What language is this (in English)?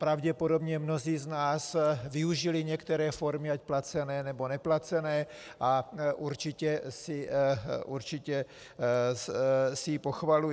Czech